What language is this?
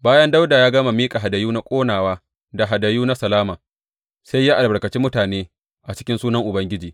Hausa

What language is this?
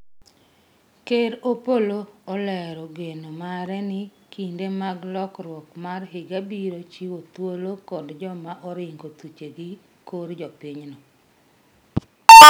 Luo (Kenya and Tanzania)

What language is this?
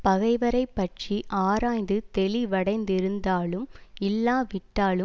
Tamil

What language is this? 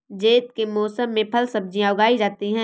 Hindi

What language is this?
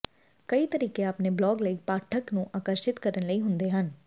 Punjabi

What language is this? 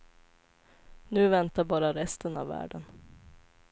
Swedish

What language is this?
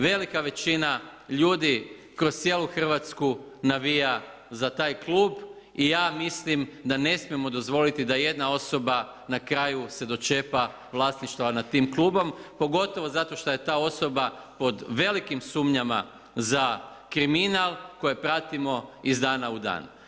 Croatian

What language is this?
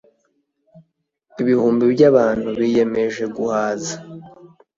Kinyarwanda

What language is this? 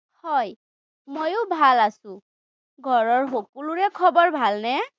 Assamese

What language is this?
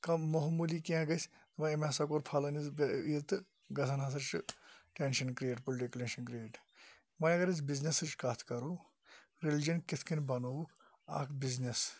Kashmiri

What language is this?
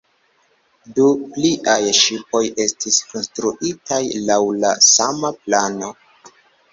Esperanto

